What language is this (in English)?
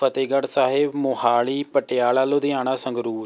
Punjabi